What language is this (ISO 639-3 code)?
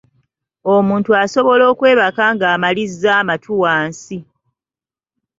lug